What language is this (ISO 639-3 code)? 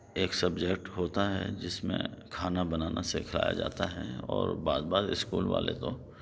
urd